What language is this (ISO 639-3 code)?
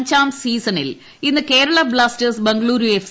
mal